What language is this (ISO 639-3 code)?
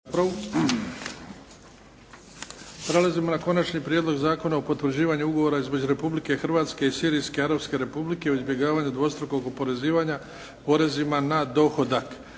hrv